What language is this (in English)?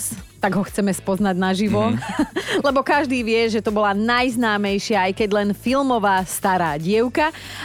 Slovak